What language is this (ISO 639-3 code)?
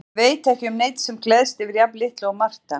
isl